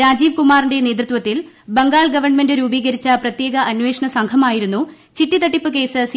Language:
Malayalam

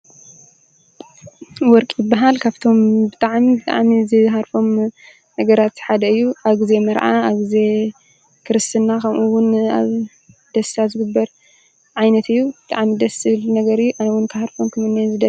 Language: Tigrinya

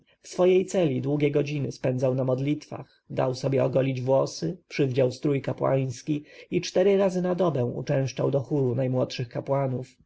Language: Polish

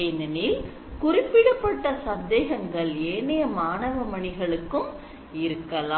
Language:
Tamil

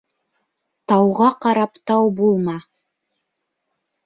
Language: Bashkir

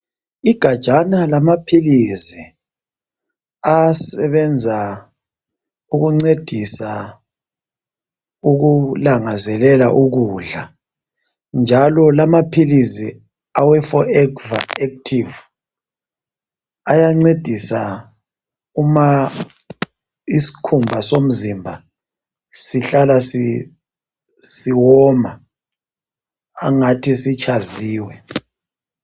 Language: North Ndebele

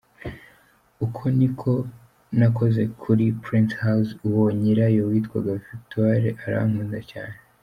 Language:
Kinyarwanda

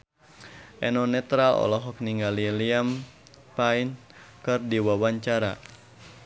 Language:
Sundanese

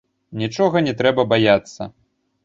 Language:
Belarusian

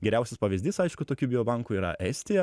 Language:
Lithuanian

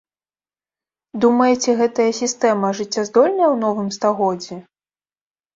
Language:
Belarusian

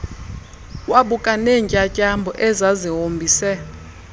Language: Xhosa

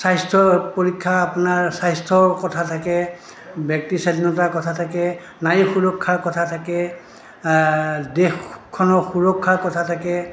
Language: Assamese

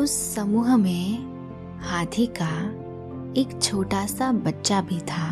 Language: Hindi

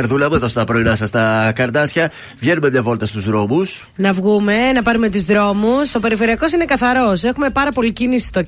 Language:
Greek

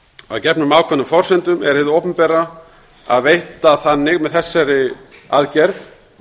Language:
Icelandic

